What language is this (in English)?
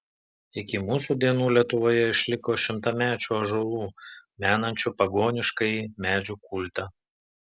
Lithuanian